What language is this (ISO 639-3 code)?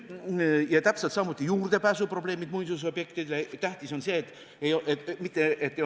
est